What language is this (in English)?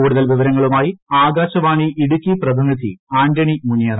Malayalam